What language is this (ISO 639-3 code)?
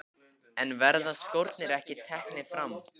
isl